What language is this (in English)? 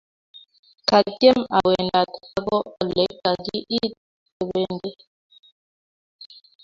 Kalenjin